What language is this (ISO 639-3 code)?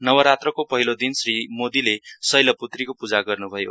nep